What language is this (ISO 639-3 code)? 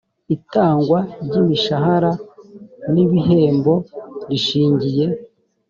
kin